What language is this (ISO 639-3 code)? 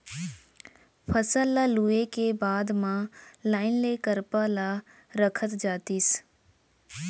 hne